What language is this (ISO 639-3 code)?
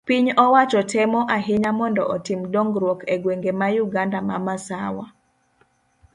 luo